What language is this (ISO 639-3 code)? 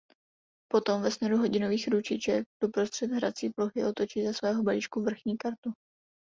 ces